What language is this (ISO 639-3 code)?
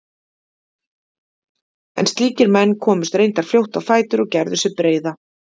isl